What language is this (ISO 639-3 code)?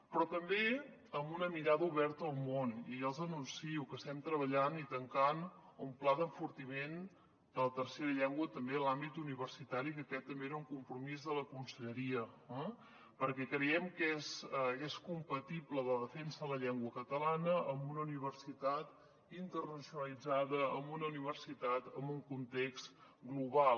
cat